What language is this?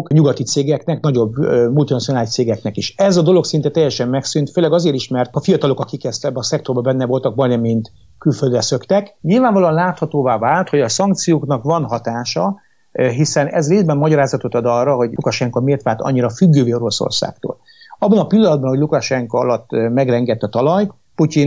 Hungarian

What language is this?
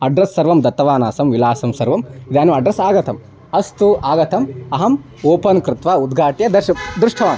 Sanskrit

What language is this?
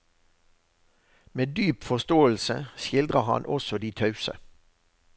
Norwegian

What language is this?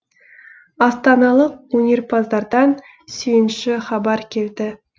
Kazakh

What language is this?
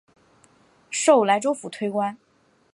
Chinese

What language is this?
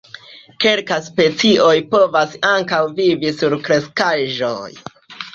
Esperanto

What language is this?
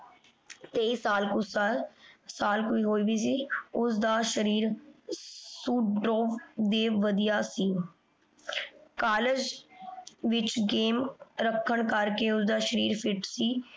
Punjabi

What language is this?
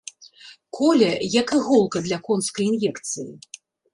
Belarusian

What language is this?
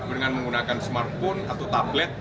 Indonesian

